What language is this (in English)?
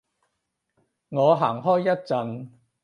Cantonese